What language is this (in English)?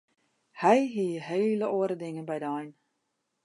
Western Frisian